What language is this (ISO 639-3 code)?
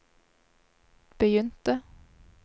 nor